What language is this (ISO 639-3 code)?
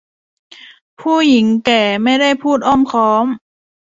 tha